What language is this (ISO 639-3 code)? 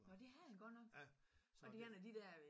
dan